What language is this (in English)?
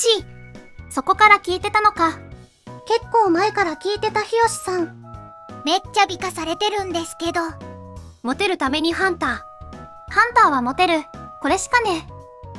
Japanese